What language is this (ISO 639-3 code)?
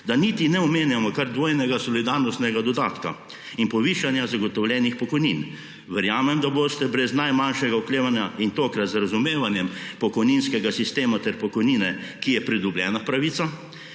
slv